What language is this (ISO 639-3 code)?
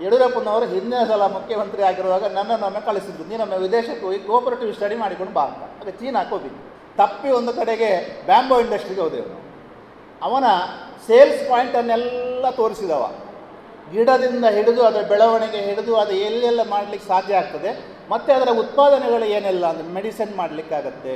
kan